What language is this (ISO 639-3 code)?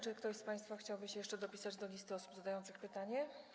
pol